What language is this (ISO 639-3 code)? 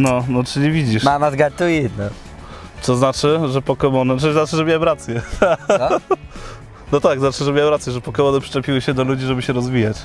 pol